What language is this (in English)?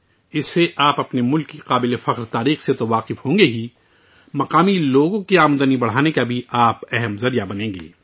Urdu